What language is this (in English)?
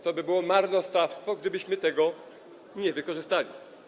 Polish